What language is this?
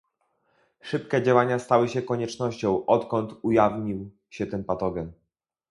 Polish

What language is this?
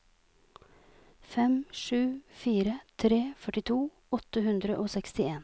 Norwegian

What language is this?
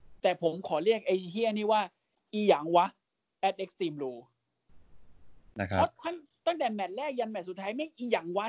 Thai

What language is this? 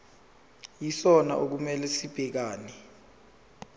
Zulu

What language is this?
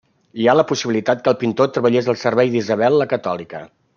Catalan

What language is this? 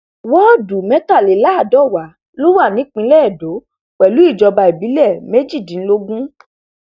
Yoruba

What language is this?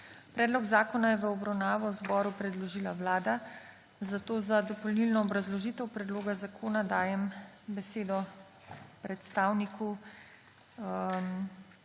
Slovenian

